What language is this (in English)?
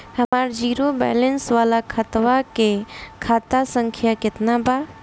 Bhojpuri